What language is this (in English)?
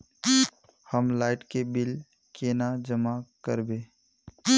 Magahi